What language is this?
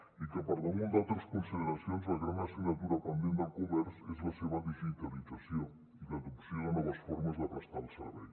Catalan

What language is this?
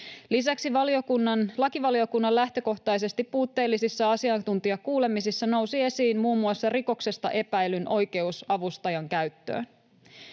Finnish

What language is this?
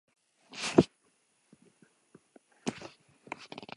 Basque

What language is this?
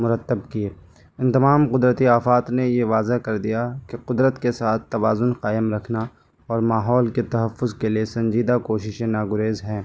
Urdu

